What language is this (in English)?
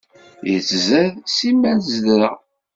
Kabyle